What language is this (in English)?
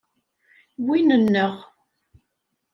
Kabyle